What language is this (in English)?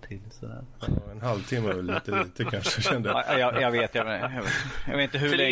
Swedish